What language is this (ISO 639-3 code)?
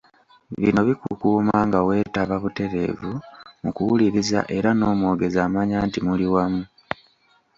lug